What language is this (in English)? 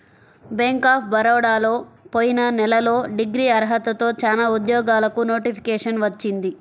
Telugu